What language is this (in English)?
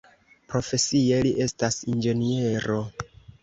Esperanto